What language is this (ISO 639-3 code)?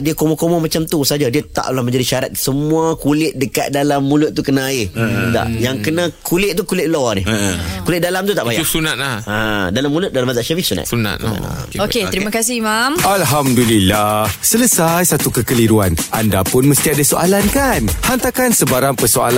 msa